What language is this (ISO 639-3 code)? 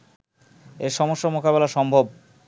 ben